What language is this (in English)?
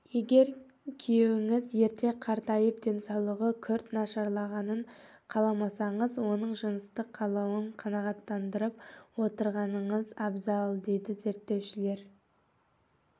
Kazakh